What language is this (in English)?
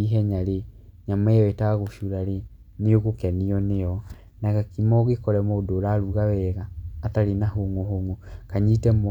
Kikuyu